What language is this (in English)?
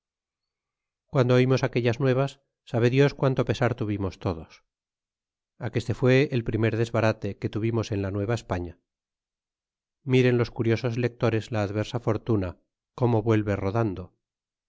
Spanish